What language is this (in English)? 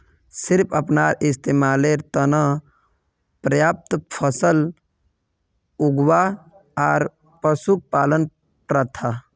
Magahi